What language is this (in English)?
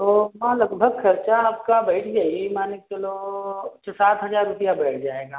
Hindi